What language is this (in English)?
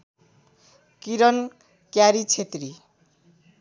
Nepali